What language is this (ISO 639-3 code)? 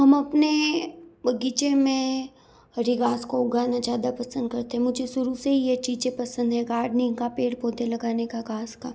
hin